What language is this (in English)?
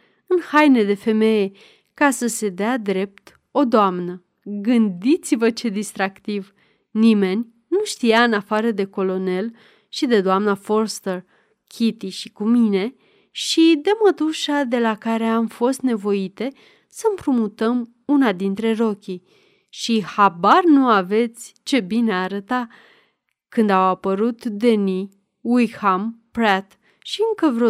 Romanian